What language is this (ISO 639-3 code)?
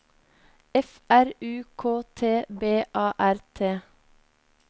nor